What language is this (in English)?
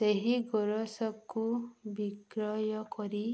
Odia